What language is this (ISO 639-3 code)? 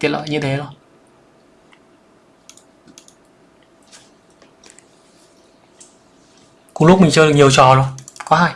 vie